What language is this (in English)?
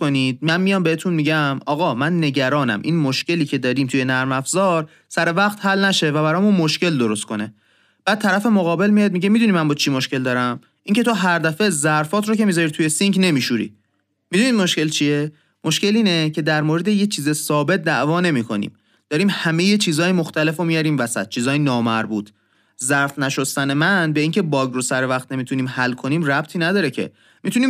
Persian